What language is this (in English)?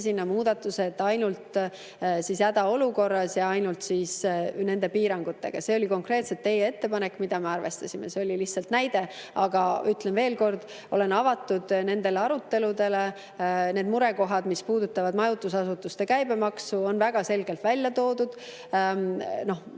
Estonian